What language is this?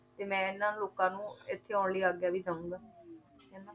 Punjabi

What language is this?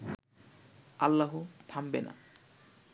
Bangla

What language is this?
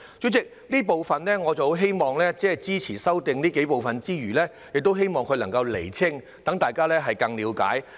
Cantonese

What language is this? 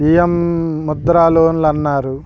Telugu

